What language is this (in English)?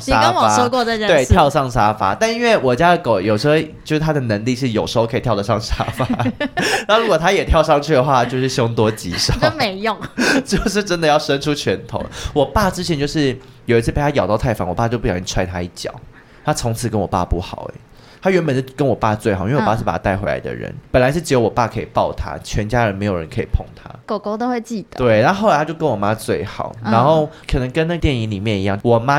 Chinese